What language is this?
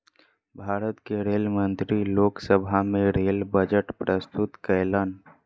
Maithili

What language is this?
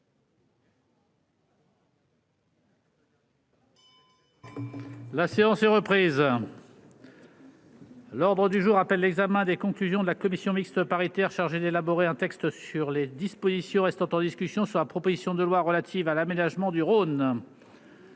French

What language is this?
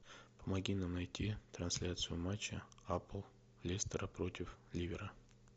Russian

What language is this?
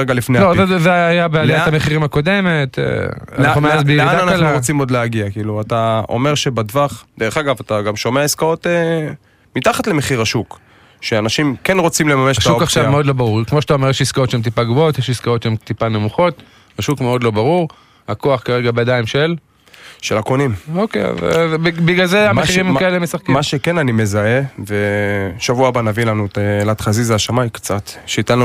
Hebrew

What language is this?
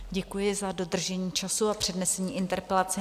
Czech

